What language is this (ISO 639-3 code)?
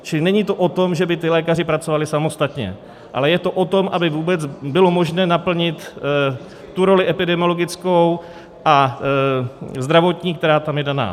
ces